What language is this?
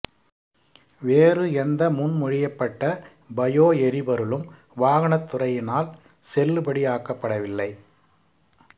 Tamil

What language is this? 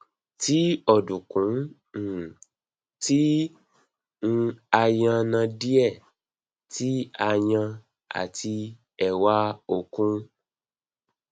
Yoruba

